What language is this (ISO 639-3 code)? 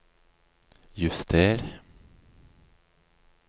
nor